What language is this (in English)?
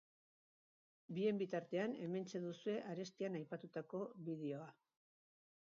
Basque